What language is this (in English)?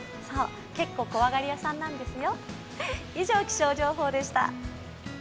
Japanese